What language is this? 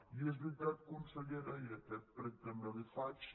Catalan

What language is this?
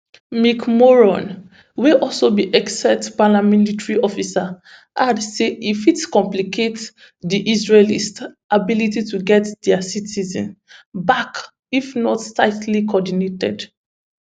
Nigerian Pidgin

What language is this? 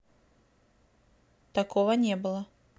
Russian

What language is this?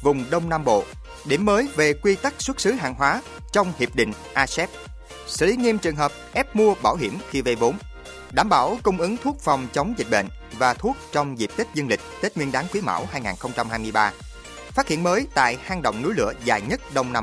Vietnamese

